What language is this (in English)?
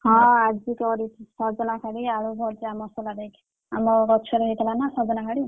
Odia